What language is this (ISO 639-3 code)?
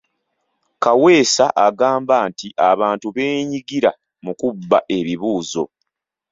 lug